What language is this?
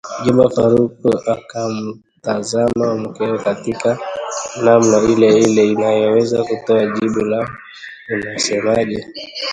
Swahili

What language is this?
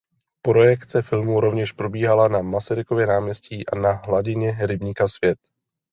Czech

